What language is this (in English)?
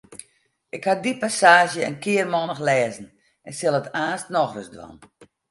Western Frisian